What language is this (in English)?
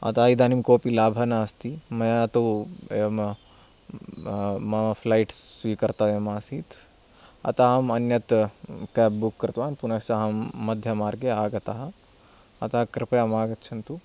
Sanskrit